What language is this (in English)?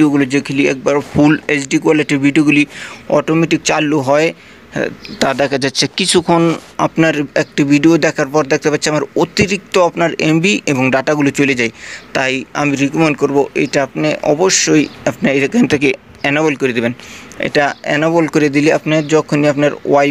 Hindi